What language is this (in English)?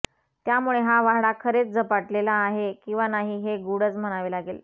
Marathi